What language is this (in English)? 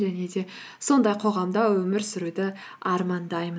Kazakh